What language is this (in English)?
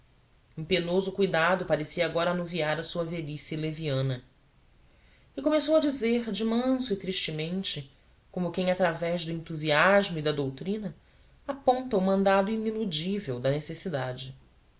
Portuguese